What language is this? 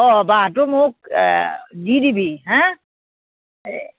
Assamese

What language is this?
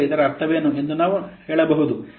Kannada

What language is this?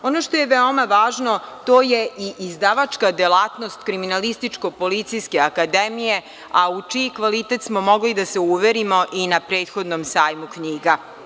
Serbian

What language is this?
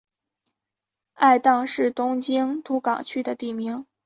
Chinese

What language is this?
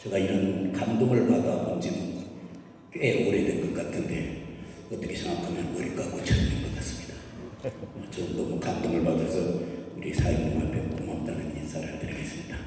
Korean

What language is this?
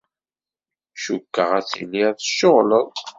Kabyle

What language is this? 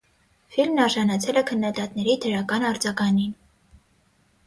Armenian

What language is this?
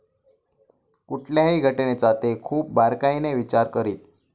Marathi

